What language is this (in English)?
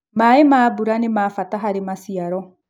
Kikuyu